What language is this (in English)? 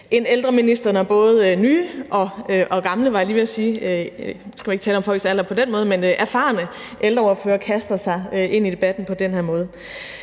Danish